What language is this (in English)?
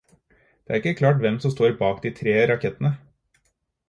Norwegian Bokmål